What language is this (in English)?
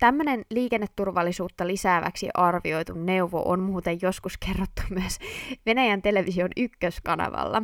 Finnish